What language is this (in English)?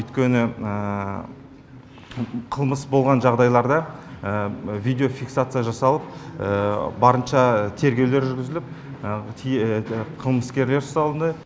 Kazakh